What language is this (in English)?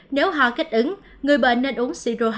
Vietnamese